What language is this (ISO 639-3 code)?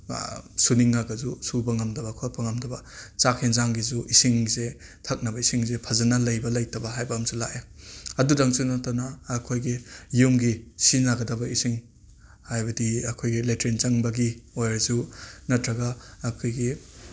mni